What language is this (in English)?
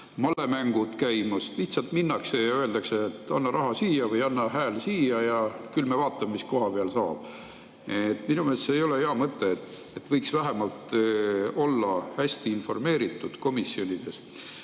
Estonian